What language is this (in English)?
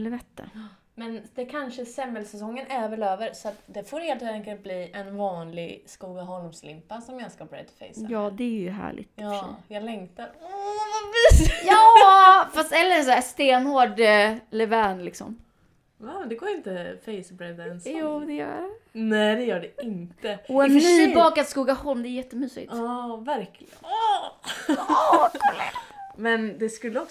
Swedish